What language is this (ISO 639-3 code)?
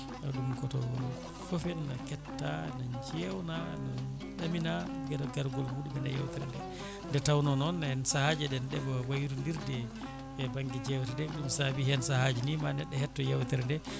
ful